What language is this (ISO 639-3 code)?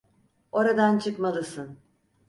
tur